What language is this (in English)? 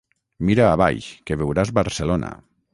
Catalan